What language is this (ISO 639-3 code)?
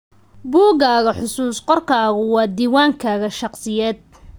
som